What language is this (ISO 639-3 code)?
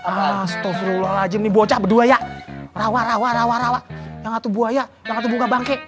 ind